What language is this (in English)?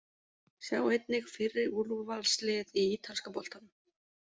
Icelandic